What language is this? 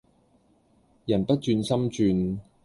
Cantonese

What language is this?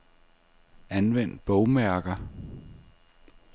Danish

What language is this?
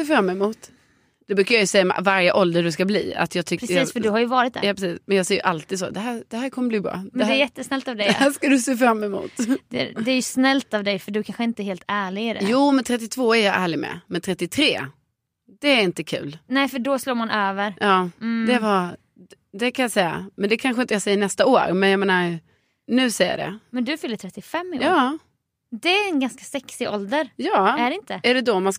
Swedish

